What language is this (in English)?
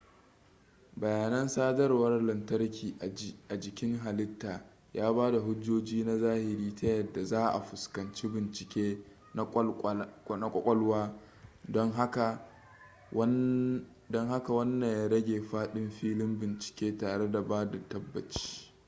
Hausa